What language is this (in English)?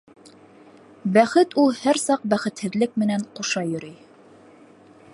Bashkir